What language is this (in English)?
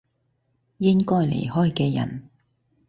Cantonese